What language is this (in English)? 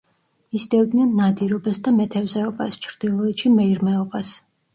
Georgian